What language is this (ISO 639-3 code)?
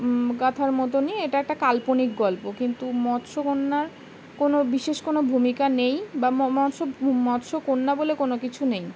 ben